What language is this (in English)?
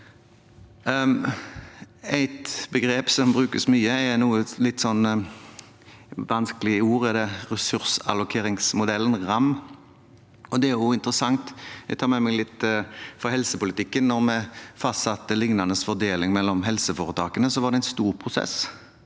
Norwegian